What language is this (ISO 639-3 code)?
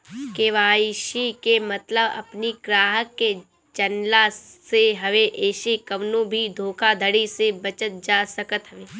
bho